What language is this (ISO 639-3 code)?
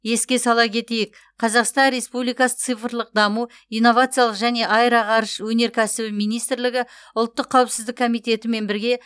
kaz